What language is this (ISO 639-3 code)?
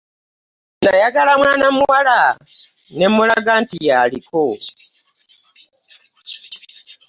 lug